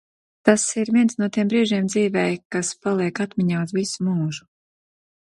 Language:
Latvian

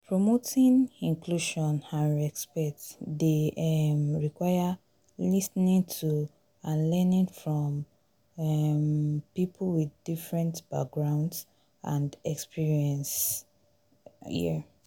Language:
Nigerian Pidgin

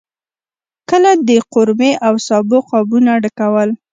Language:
Pashto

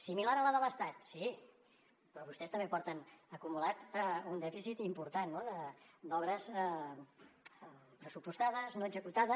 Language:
Catalan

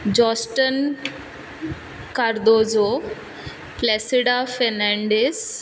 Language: Konkani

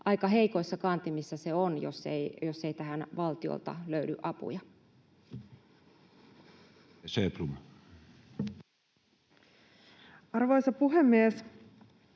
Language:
Finnish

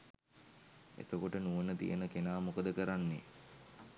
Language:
Sinhala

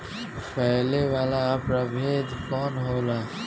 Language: Bhojpuri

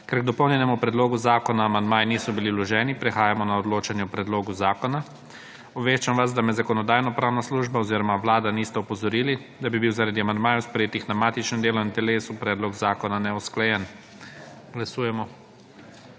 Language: Slovenian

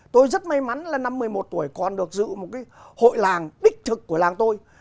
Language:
Vietnamese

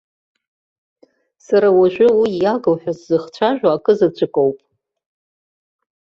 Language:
Abkhazian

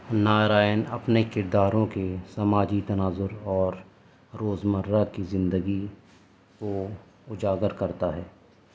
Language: Urdu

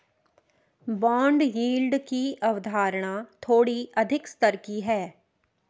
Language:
Hindi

